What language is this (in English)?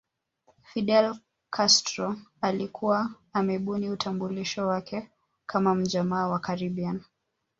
Swahili